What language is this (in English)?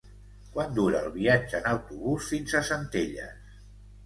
Catalan